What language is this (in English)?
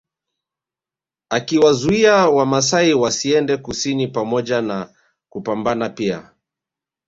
Swahili